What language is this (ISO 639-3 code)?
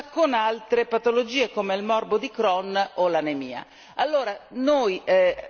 ita